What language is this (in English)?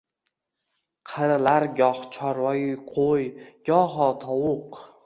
Uzbek